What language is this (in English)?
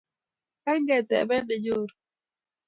Kalenjin